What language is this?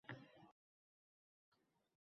Uzbek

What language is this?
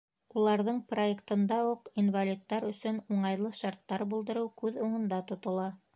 Bashkir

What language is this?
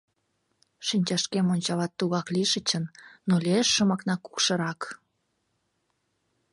Mari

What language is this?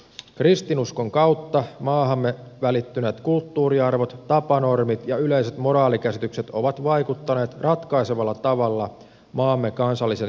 Finnish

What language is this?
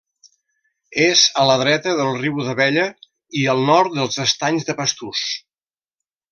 Catalan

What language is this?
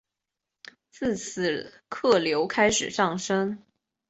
Chinese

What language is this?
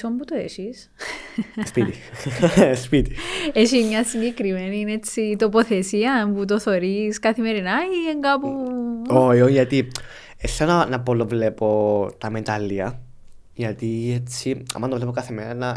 Greek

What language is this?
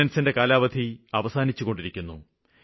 Malayalam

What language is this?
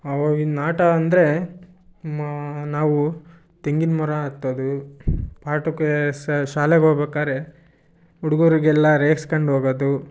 Kannada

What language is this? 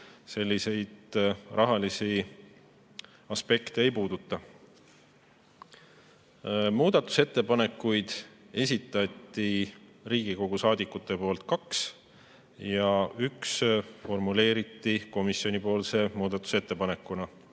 Estonian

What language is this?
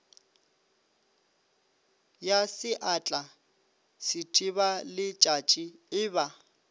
Northern Sotho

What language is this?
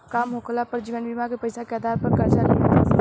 Bhojpuri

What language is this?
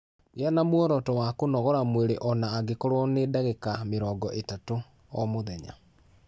Kikuyu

